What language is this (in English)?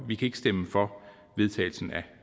Danish